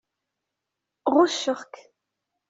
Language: Kabyle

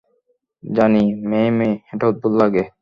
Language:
Bangla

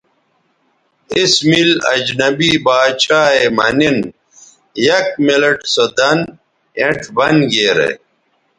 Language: Bateri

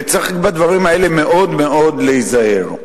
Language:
Hebrew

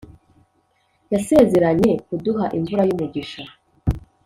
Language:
Kinyarwanda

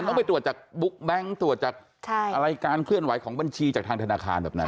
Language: Thai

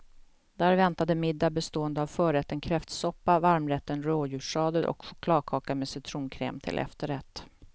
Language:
Swedish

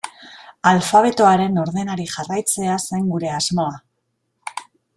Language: Basque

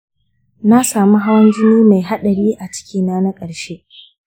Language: Hausa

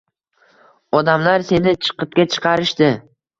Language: Uzbek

